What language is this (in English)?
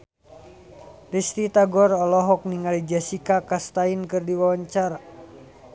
Sundanese